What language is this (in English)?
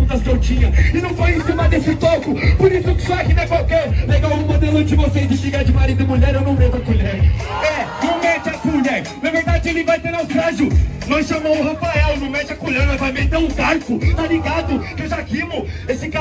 Portuguese